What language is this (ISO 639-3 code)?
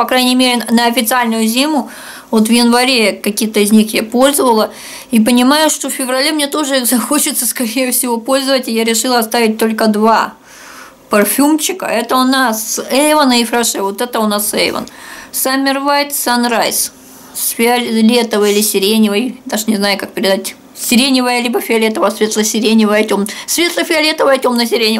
rus